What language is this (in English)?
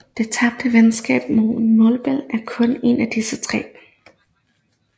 Danish